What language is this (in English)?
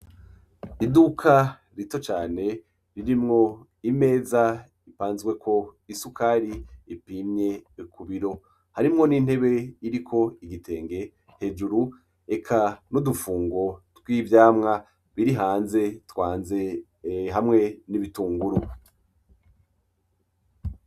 Rundi